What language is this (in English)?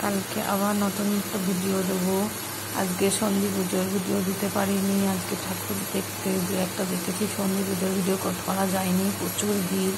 Romanian